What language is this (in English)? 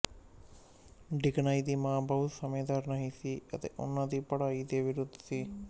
Punjabi